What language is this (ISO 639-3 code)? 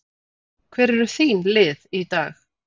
isl